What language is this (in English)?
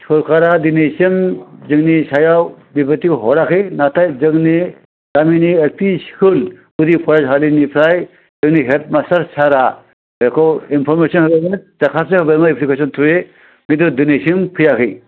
Bodo